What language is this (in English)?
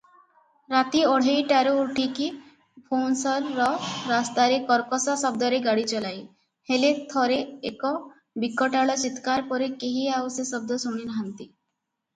Odia